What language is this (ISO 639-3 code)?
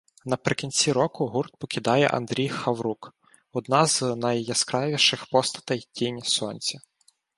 ukr